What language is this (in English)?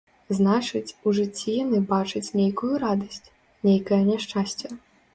Belarusian